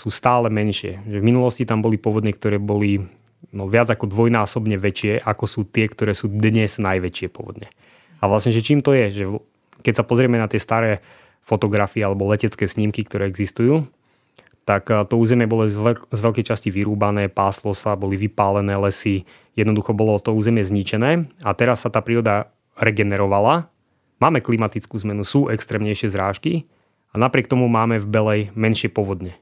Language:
Slovak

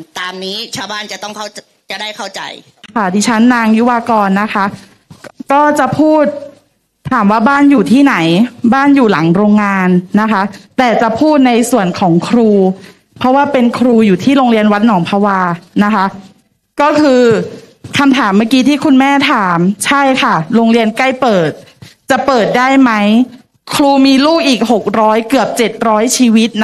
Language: Thai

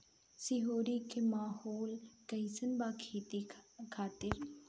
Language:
Bhojpuri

